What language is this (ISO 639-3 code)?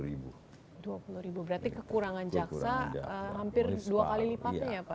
ind